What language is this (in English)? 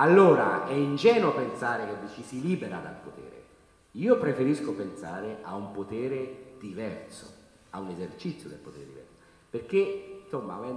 Italian